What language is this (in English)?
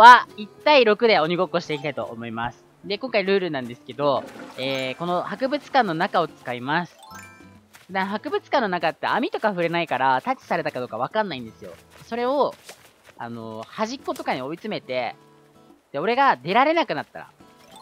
Japanese